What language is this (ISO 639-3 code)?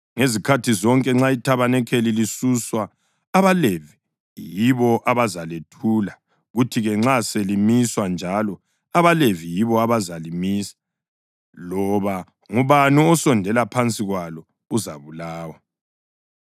nde